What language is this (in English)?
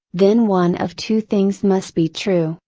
English